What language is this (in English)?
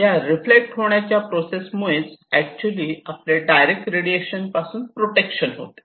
Marathi